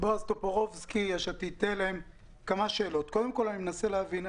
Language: Hebrew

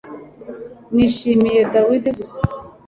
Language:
Kinyarwanda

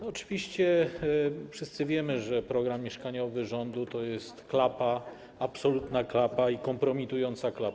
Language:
Polish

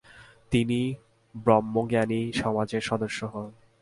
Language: Bangla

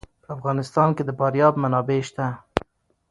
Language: Pashto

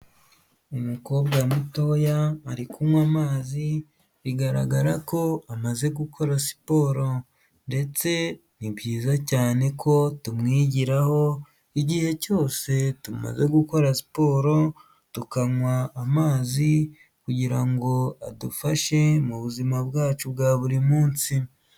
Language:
Kinyarwanda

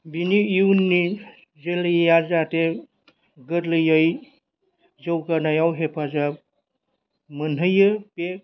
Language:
Bodo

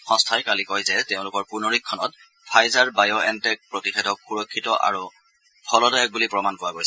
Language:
Assamese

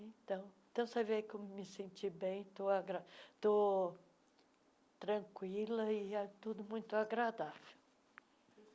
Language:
Portuguese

